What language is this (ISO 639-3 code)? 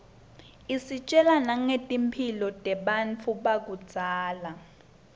ssw